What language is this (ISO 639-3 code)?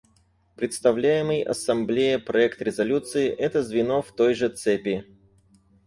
rus